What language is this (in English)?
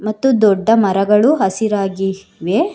Kannada